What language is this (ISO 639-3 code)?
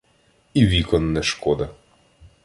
ukr